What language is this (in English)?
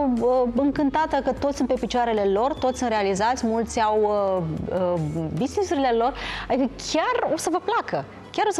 Romanian